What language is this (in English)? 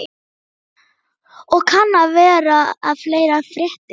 Icelandic